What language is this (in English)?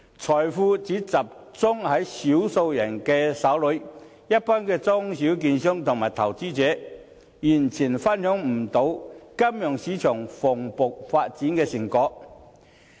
Cantonese